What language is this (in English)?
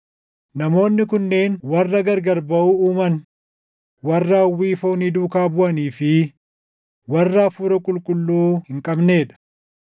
Oromo